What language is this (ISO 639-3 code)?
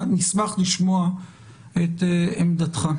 heb